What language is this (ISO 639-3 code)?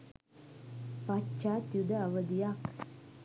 sin